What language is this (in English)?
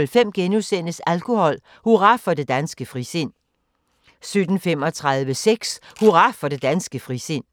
Danish